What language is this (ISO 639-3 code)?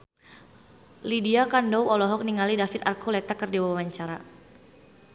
sun